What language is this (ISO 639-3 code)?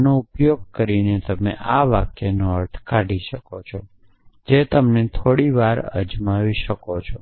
guj